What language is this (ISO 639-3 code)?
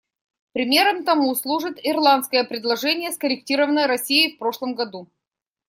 rus